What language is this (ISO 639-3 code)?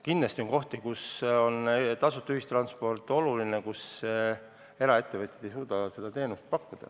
est